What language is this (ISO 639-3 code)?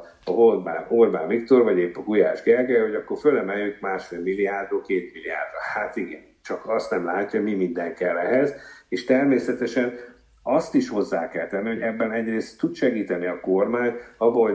hun